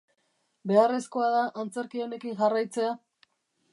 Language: Basque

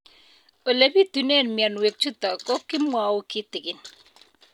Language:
Kalenjin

